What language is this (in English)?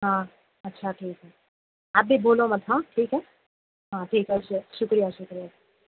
Urdu